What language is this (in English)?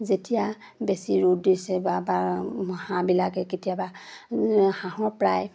Assamese